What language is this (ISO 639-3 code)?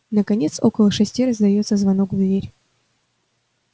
rus